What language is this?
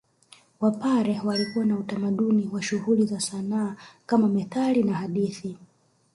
Swahili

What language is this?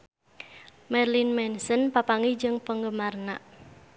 Sundanese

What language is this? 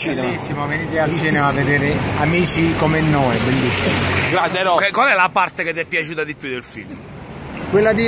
Italian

